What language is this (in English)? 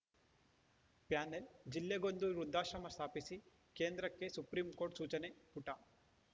Kannada